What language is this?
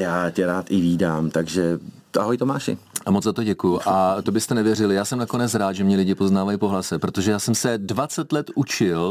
Czech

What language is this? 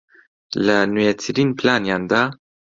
Central Kurdish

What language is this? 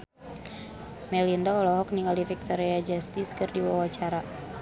Sundanese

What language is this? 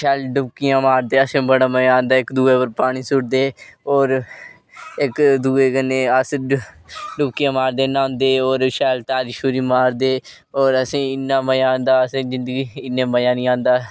Dogri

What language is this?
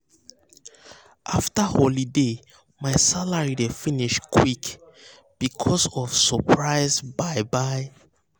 Nigerian Pidgin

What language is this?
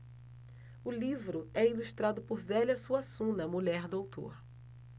Portuguese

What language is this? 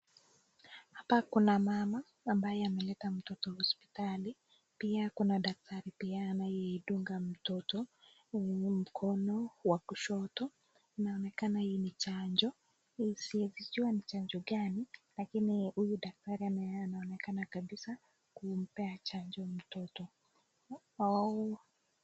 Swahili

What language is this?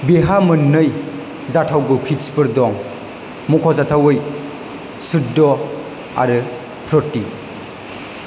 Bodo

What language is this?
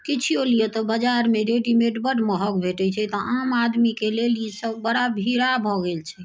Maithili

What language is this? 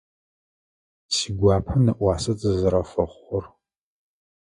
Adyghe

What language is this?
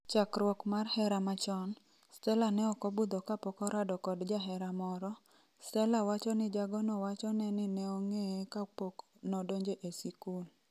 Luo (Kenya and Tanzania)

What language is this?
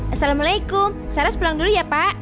Indonesian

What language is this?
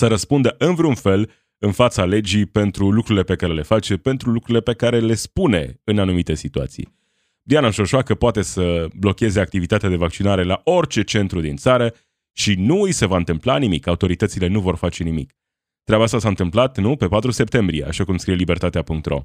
Romanian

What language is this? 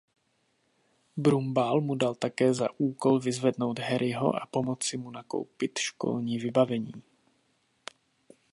Czech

